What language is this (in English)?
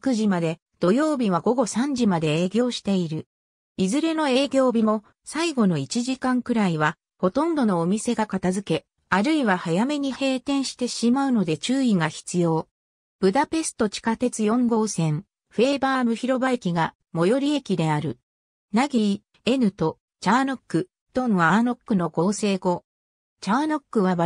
Japanese